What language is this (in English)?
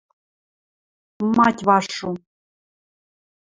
Western Mari